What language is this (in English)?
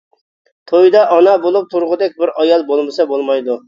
Uyghur